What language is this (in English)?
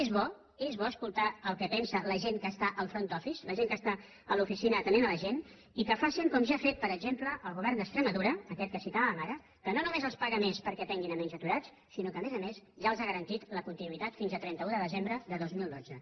Catalan